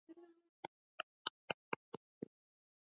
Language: Swahili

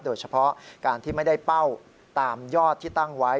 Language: Thai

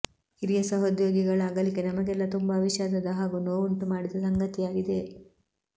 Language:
Kannada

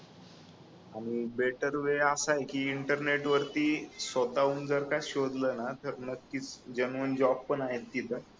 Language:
Marathi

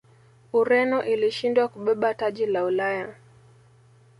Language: Swahili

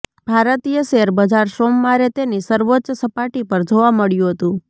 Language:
Gujarati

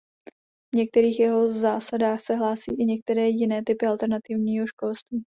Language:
Czech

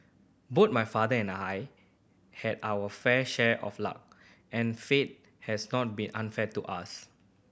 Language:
English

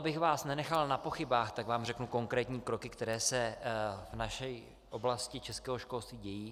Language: Czech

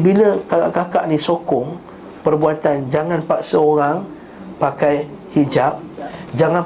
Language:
Malay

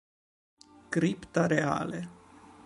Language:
Italian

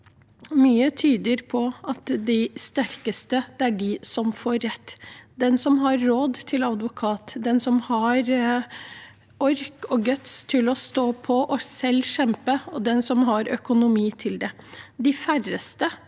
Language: Norwegian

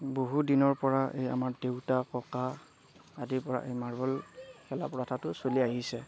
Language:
Assamese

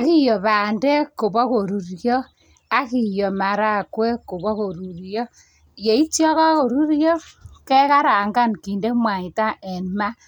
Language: Kalenjin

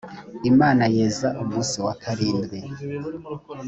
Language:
Kinyarwanda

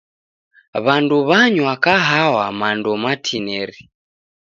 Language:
Taita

